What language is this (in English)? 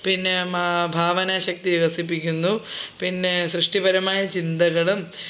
Malayalam